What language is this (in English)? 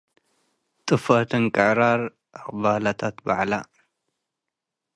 Tigre